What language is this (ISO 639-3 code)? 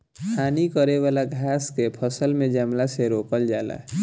bho